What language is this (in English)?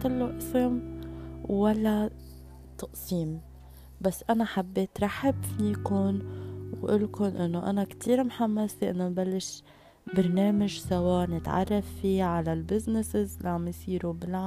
Arabic